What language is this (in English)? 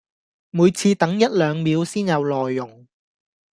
Cantonese